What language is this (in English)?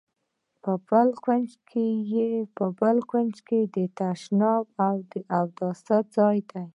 Pashto